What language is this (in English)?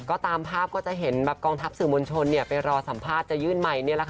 Thai